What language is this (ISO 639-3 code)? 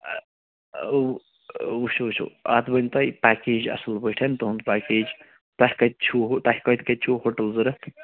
kas